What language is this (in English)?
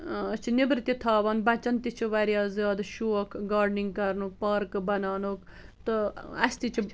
Kashmiri